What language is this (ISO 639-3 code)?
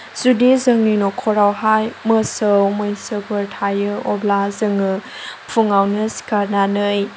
brx